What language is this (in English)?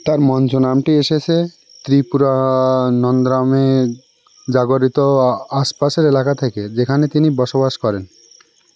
Bangla